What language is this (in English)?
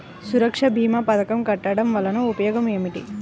Telugu